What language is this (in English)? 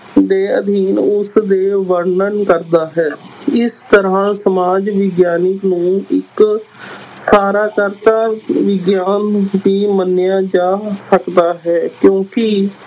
Punjabi